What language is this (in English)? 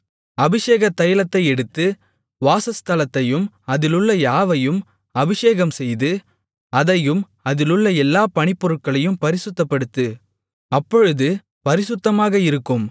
Tamil